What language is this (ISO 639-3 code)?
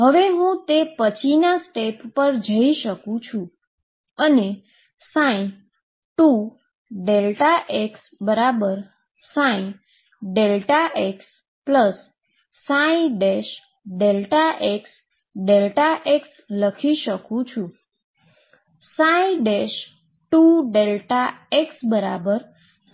guj